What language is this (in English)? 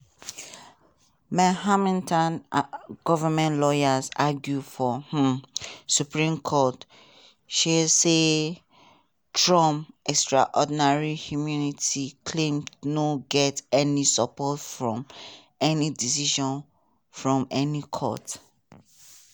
Nigerian Pidgin